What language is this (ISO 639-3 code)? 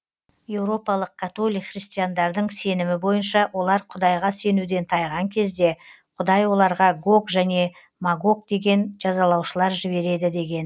kaz